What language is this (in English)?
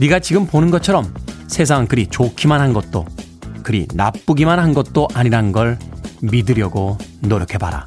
Korean